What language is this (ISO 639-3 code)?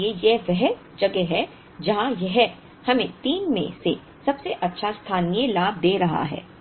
hin